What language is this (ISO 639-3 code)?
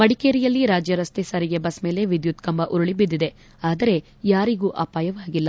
kan